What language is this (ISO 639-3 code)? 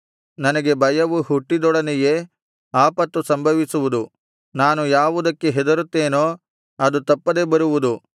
kan